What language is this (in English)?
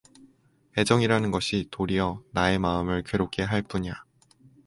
Korean